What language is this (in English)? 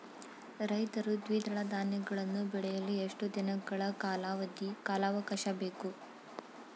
Kannada